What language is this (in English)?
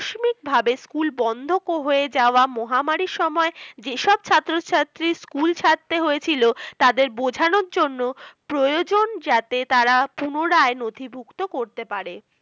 Bangla